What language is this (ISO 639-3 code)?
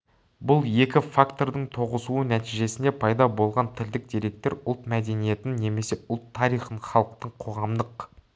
kaz